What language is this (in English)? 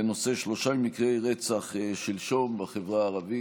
Hebrew